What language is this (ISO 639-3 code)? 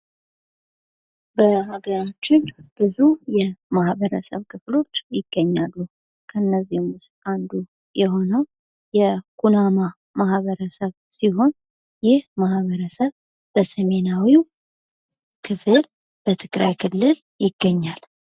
amh